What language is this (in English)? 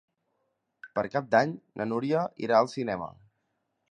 Catalan